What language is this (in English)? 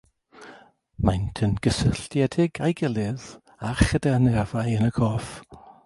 Welsh